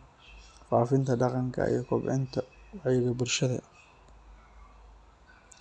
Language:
Somali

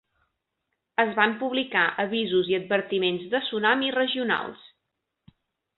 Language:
Catalan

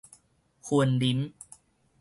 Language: Min Nan Chinese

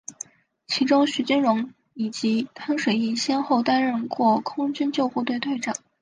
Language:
Chinese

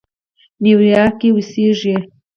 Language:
Pashto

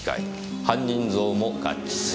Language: Japanese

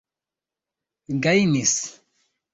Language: Esperanto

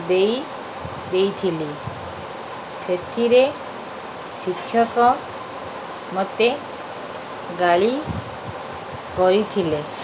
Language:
Odia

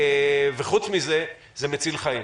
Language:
Hebrew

